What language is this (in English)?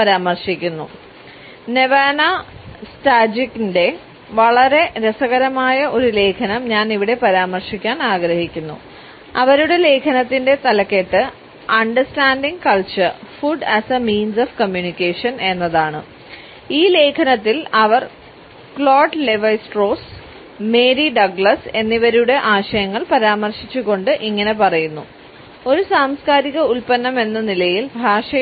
Malayalam